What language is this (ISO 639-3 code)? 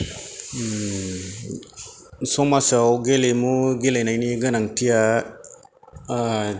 brx